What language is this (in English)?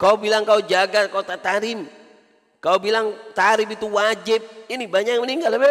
Indonesian